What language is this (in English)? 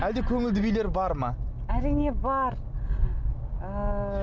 Kazakh